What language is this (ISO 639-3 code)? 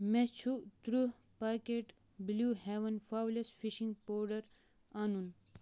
kas